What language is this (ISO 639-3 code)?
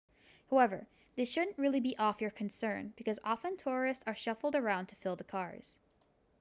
eng